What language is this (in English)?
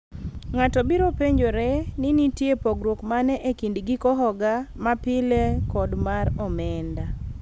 Luo (Kenya and Tanzania)